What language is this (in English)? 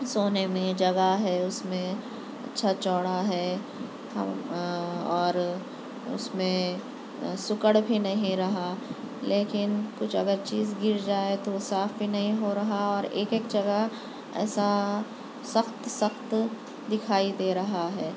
Urdu